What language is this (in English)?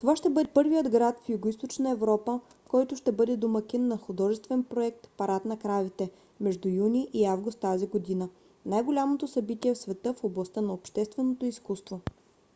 Bulgarian